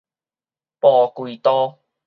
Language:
Min Nan Chinese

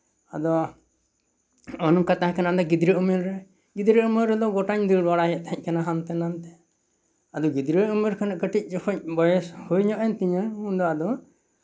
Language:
Santali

